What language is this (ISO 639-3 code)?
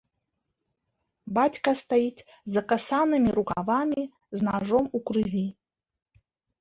bel